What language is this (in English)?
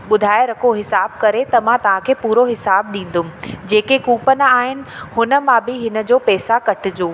Sindhi